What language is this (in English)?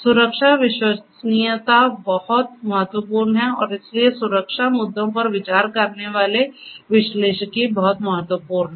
Hindi